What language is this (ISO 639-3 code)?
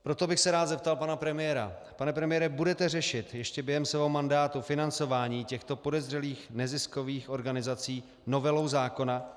ces